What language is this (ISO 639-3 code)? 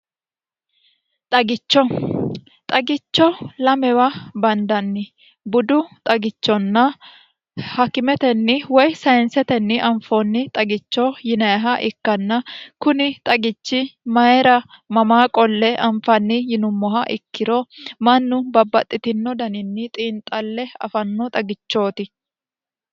sid